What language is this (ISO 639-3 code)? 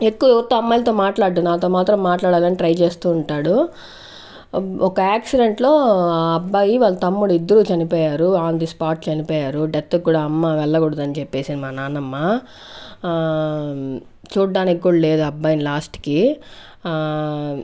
tel